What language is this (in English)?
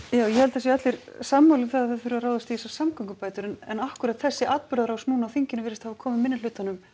Icelandic